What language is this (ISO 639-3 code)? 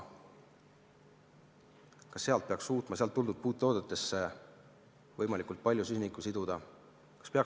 est